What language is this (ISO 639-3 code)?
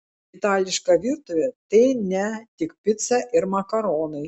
lit